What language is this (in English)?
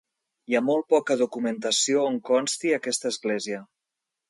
Catalan